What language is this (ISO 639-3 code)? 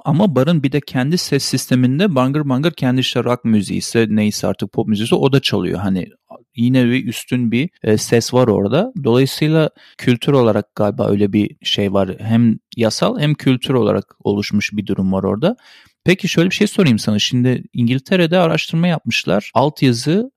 tur